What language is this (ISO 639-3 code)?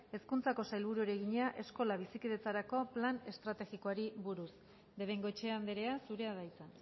eus